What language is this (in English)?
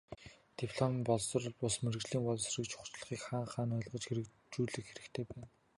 Mongolian